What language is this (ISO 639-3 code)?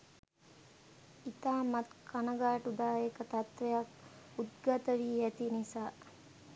sin